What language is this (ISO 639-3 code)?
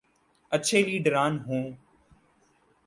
urd